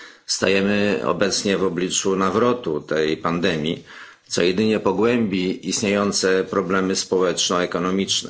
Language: Polish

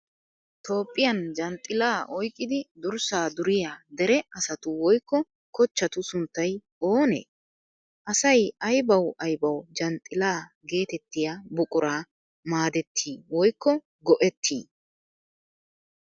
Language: Wolaytta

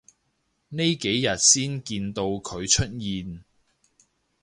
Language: Cantonese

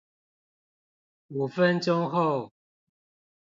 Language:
Chinese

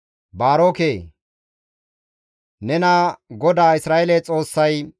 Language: Gamo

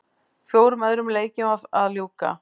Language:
Icelandic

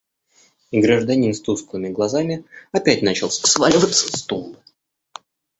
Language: Russian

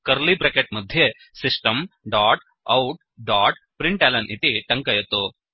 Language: Sanskrit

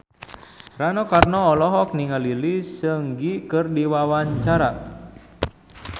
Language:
Sundanese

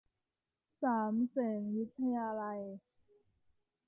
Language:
Thai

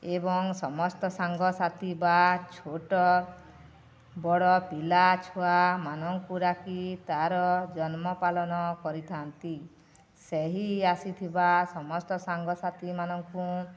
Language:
Odia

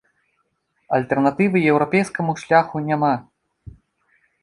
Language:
Belarusian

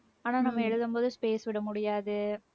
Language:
Tamil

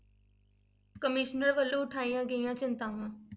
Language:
Punjabi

